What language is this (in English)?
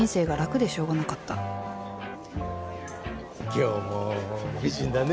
Japanese